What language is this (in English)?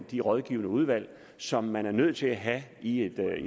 Danish